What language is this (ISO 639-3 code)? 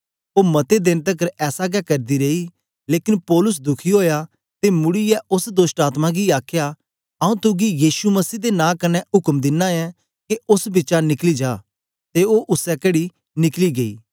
doi